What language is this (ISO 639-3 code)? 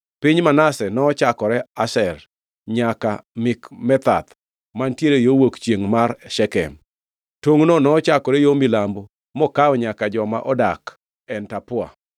luo